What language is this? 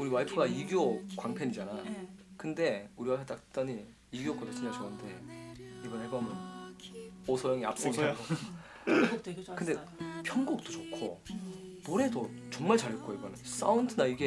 Korean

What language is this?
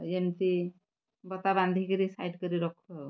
Odia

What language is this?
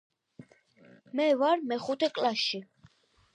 Georgian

